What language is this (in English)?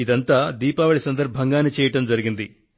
Telugu